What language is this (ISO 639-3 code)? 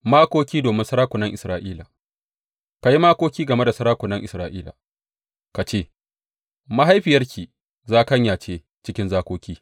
hau